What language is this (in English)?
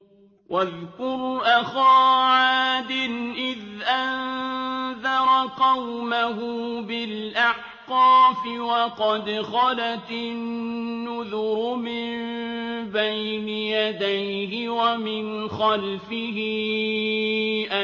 Arabic